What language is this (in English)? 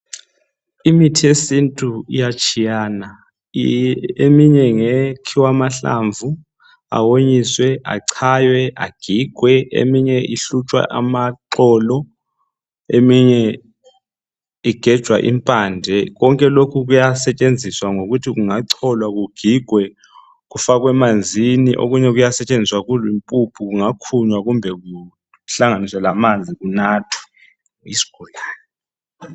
North Ndebele